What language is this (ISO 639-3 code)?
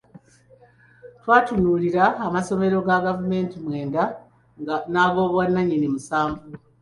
lug